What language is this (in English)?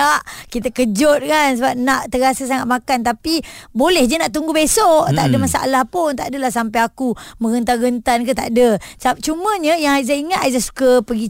Malay